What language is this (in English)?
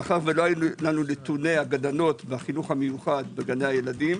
Hebrew